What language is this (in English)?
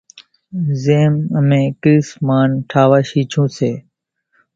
Kachi Koli